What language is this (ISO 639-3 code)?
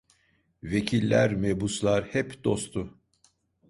tur